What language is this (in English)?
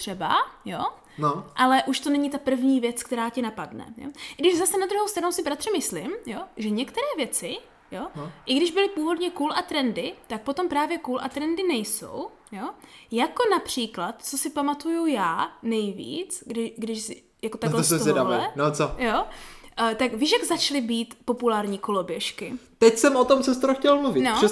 Czech